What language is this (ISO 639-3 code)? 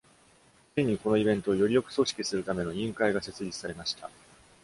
jpn